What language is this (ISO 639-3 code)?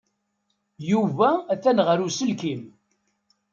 kab